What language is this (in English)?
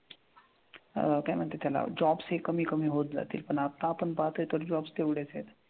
Marathi